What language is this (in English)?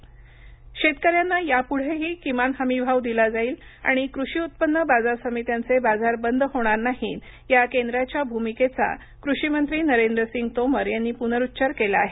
Marathi